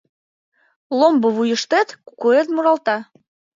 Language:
Mari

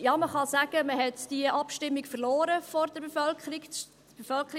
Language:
Swiss German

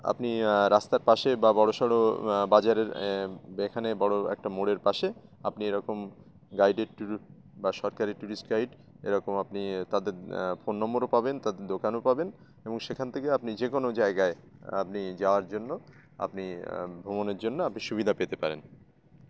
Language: Bangla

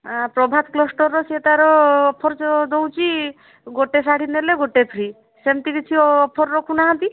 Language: Odia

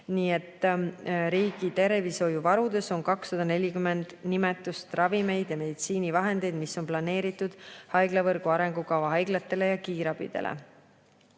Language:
Estonian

